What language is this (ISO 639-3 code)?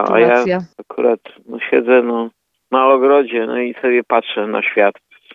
pol